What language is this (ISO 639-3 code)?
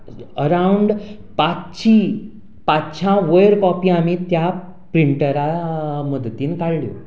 kok